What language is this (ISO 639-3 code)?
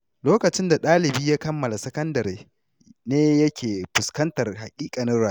hau